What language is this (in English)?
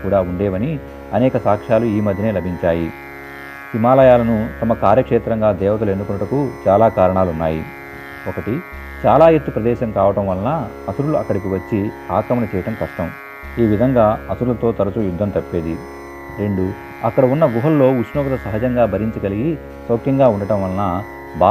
Telugu